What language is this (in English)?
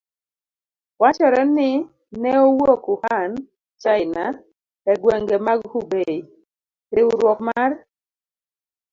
Luo (Kenya and Tanzania)